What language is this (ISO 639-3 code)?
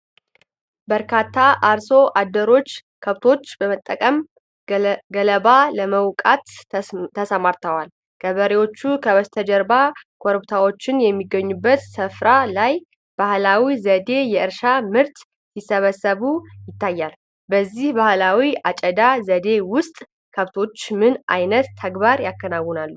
amh